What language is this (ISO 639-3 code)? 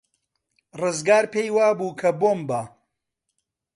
ckb